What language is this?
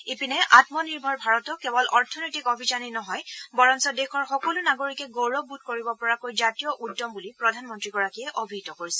Assamese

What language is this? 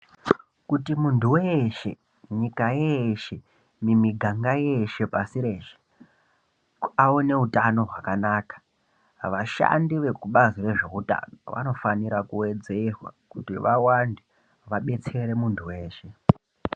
Ndau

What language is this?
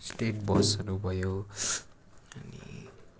Nepali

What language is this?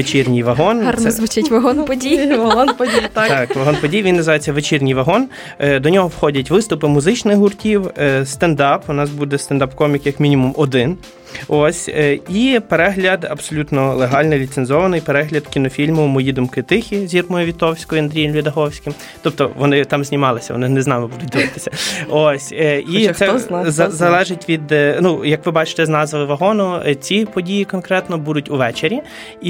Ukrainian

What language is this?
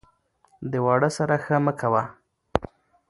Pashto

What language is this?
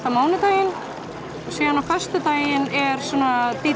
Icelandic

